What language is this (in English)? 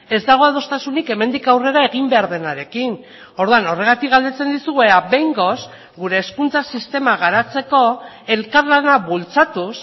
Basque